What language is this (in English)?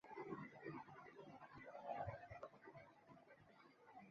Chinese